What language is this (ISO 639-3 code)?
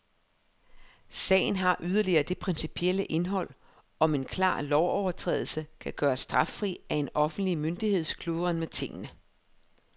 dan